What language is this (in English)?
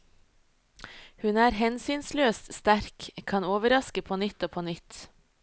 Norwegian